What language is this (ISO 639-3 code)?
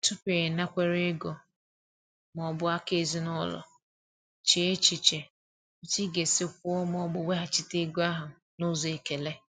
ibo